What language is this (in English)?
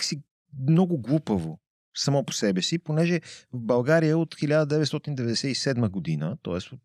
Bulgarian